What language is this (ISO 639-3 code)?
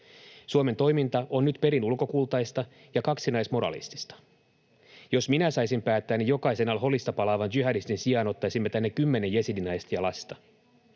fin